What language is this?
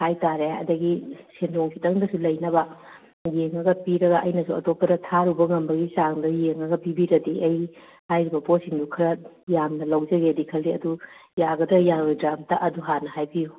Manipuri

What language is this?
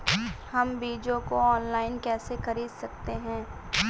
Hindi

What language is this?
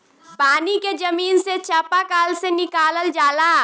Bhojpuri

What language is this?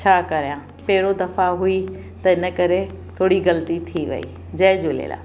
Sindhi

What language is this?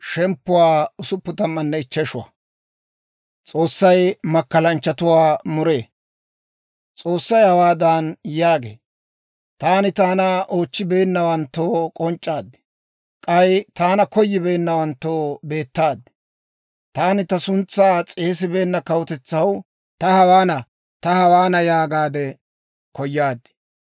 Dawro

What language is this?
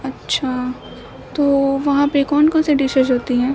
Urdu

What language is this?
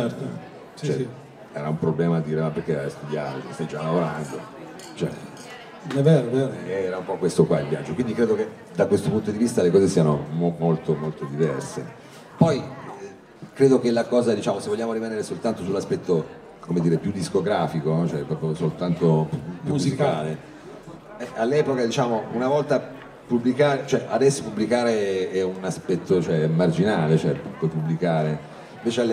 Italian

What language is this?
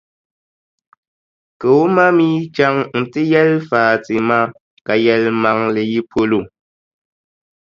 Dagbani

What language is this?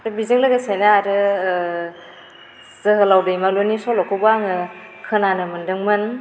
Bodo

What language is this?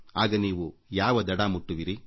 Kannada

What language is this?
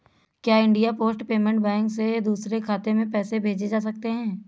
Hindi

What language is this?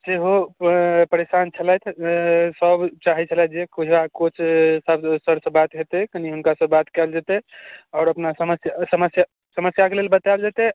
Maithili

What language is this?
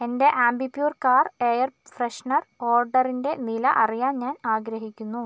Malayalam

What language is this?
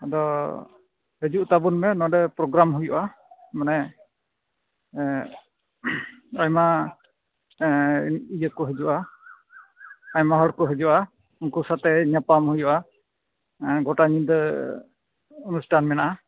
Santali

